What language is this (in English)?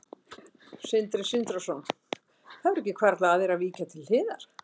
Icelandic